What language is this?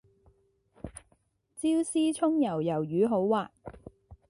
Cantonese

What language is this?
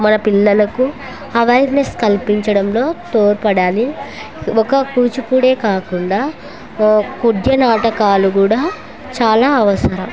Telugu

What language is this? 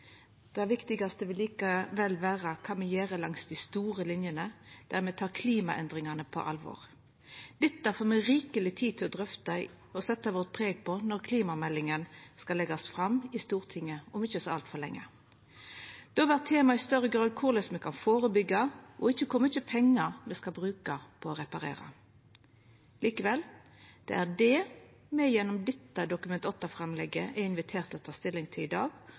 Norwegian Nynorsk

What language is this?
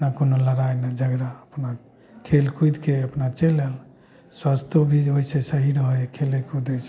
Maithili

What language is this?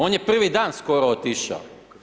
Croatian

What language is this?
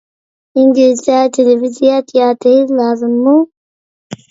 Uyghur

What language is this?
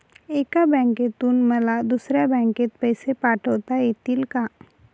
Marathi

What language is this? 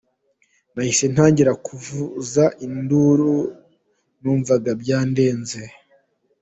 Kinyarwanda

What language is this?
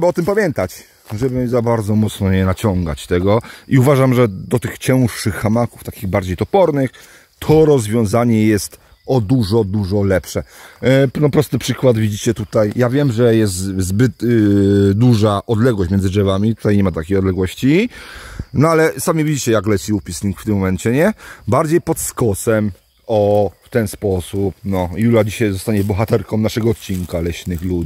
Polish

